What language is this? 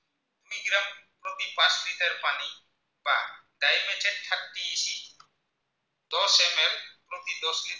Assamese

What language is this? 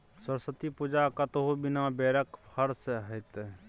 Maithili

